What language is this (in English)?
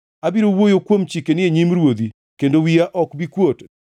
Luo (Kenya and Tanzania)